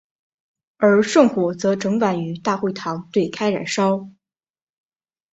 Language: Chinese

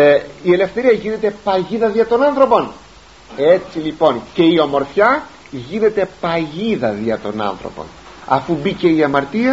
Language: Greek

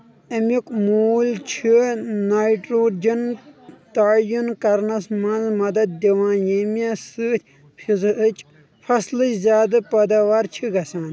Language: Kashmiri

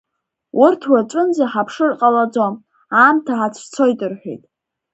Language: Abkhazian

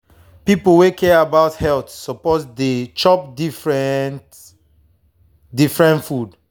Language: Nigerian Pidgin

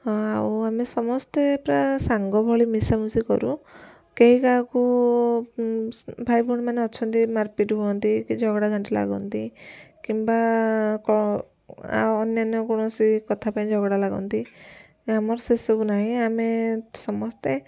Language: Odia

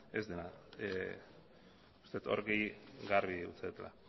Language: Basque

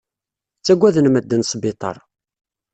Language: Kabyle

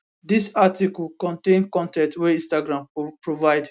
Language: Nigerian Pidgin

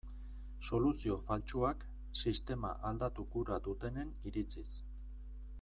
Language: Basque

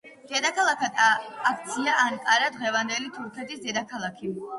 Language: Georgian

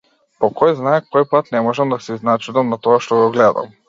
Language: Macedonian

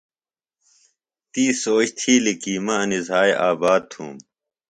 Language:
Phalura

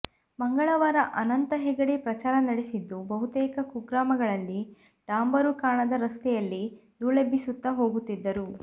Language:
Kannada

